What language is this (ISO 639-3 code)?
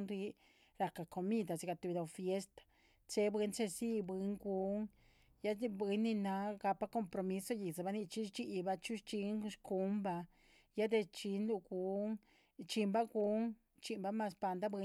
zpv